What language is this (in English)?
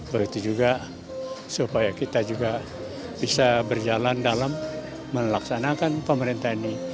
Indonesian